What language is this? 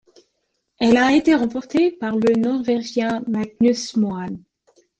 French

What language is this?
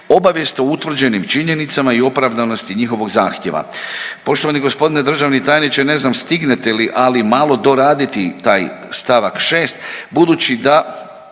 Croatian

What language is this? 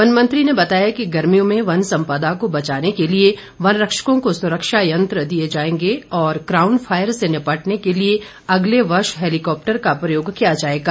Hindi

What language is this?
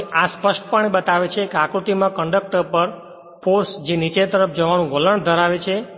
Gujarati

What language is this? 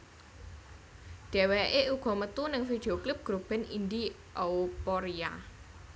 Javanese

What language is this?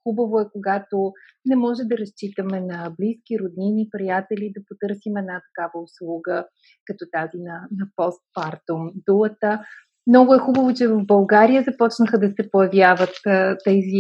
Bulgarian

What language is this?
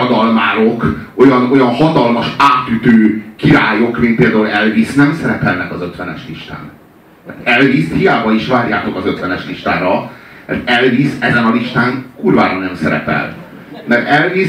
Hungarian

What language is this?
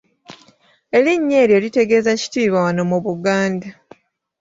Ganda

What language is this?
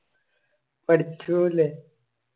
Malayalam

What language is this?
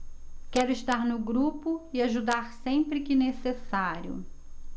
Portuguese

